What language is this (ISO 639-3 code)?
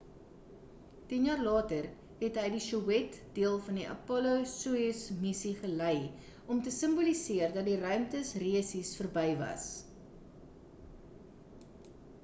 afr